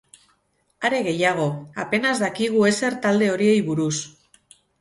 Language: Basque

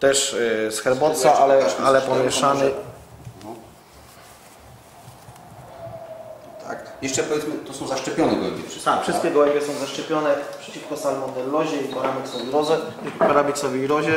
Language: Polish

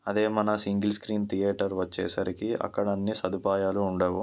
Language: Telugu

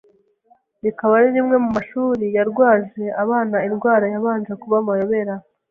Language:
Kinyarwanda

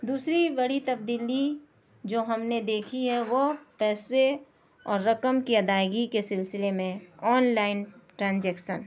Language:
Urdu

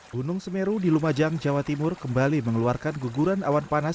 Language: Indonesian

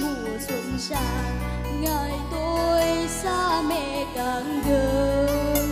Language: Vietnamese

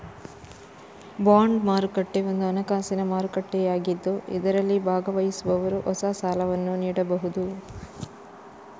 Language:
Kannada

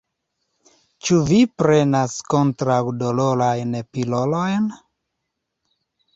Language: Esperanto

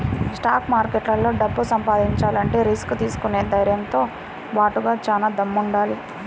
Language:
Telugu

